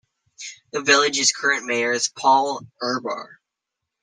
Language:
English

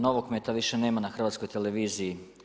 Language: Croatian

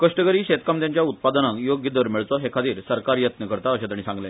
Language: Konkani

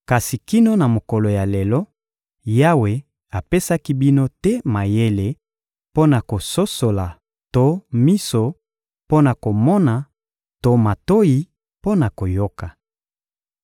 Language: Lingala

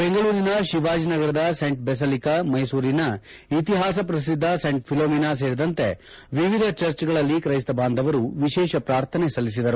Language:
Kannada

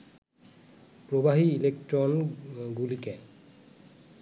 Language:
Bangla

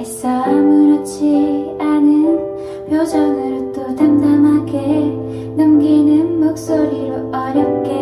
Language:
Korean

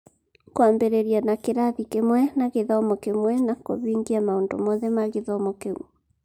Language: Kikuyu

